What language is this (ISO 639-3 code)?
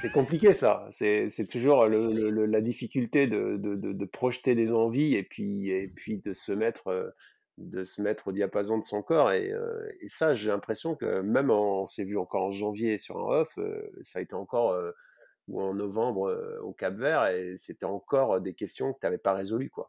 fra